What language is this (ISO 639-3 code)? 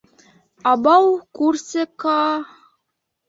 bak